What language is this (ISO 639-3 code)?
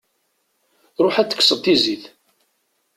kab